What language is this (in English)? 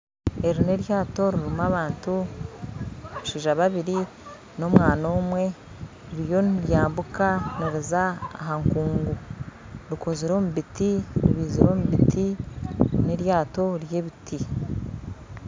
Nyankole